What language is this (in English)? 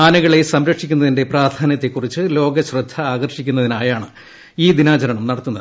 Malayalam